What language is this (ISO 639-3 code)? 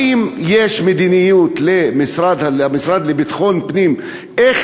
heb